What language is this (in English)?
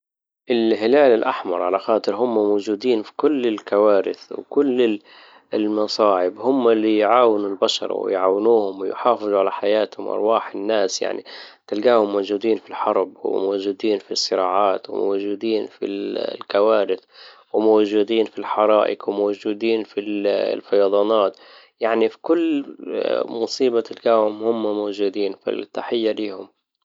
Libyan Arabic